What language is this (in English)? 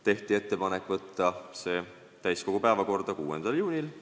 Estonian